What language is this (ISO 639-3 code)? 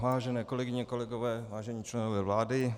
ces